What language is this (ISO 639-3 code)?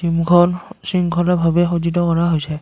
asm